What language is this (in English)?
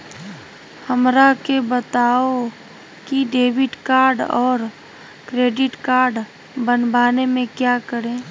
Magahi